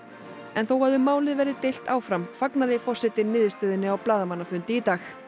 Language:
Icelandic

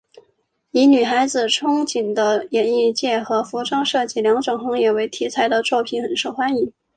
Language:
Chinese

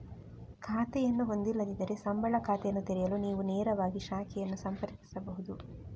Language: Kannada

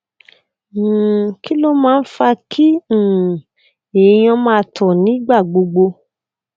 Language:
Yoruba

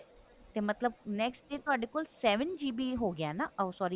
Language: Punjabi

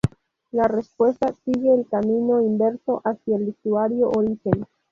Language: Spanish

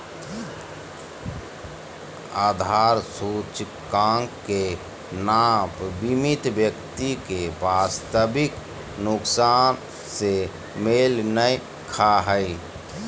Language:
Magahi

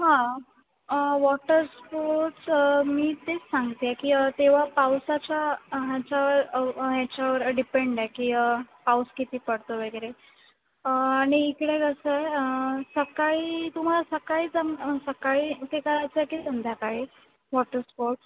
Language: Marathi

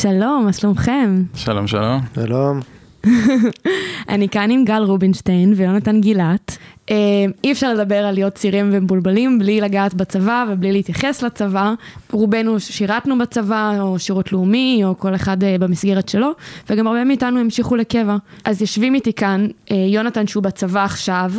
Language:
Hebrew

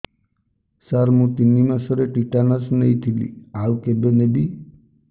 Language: Odia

